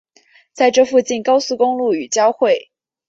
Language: Chinese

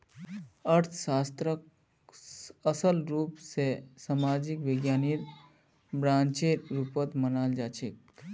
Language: Magahi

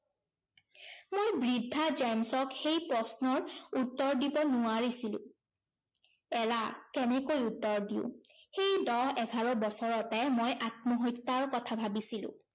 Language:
Assamese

